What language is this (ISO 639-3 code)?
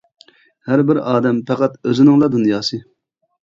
uig